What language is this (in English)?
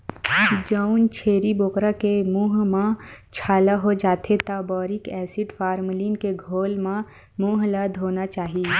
Chhattisgarhi